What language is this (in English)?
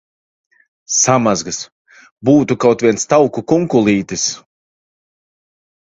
Latvian